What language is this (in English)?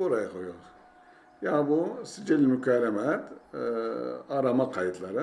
Turkish